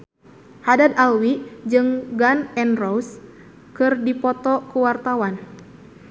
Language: Sundanese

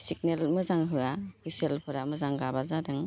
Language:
Bodo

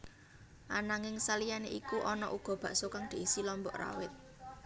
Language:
Javanese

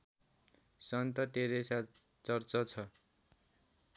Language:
Nepali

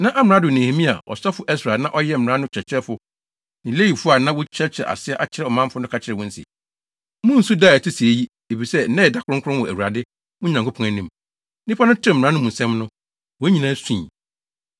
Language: Akan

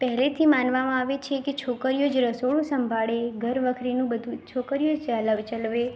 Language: Gujarati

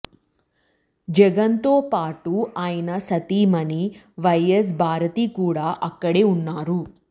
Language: Telugu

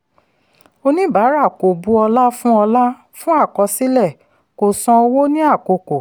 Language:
Yoruba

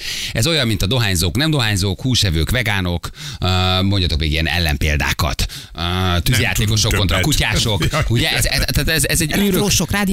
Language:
Hungarian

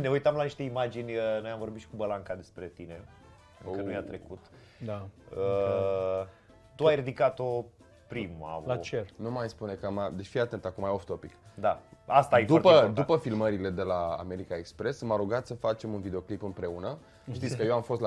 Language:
Romanian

